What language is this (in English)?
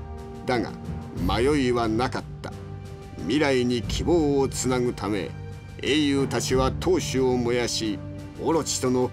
Japanese